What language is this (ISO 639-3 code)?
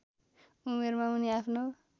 nep